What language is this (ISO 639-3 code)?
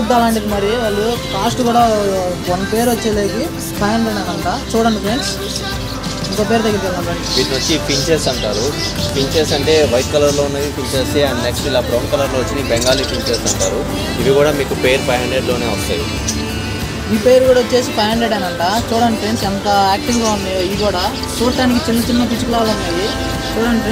tel